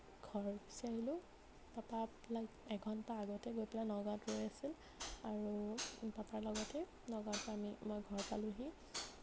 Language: Assamese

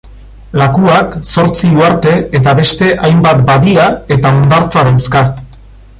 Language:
Basque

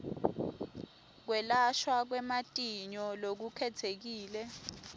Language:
Swati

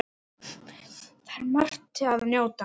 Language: Icelandic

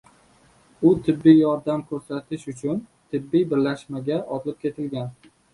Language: Uzbek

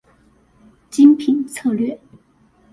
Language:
Chinese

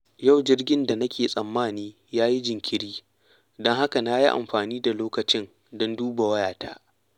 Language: Hausa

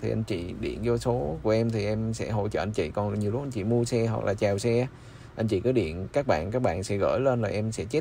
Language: Vietnamese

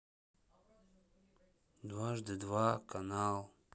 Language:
Russian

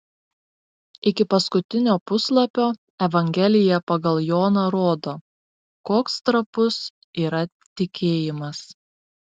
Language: Lithuanian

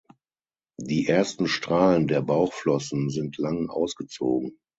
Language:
German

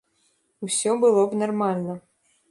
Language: Belarusian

